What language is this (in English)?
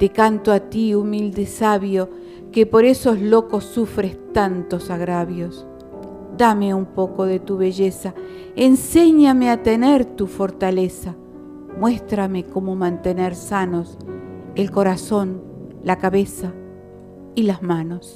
Spanish